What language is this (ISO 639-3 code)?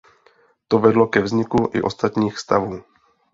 ces